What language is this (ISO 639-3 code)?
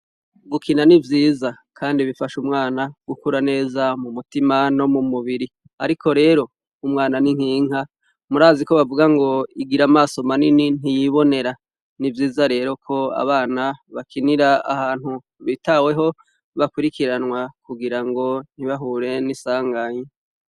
run